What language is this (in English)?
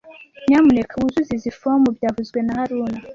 Kinyarwanda